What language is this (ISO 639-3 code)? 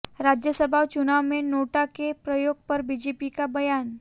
hin